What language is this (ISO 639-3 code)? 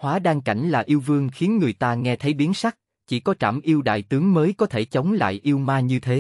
vie